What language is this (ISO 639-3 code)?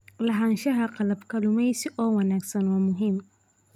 som